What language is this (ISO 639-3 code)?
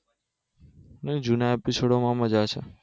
guj